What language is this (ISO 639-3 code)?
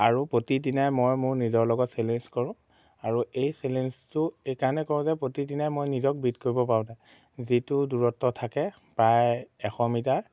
asm